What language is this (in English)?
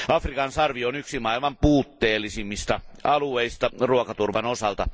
Finnish